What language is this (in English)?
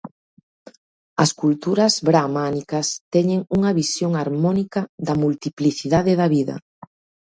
Galician